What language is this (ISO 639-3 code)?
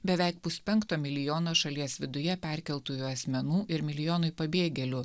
lit